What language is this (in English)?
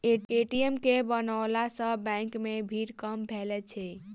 Maithili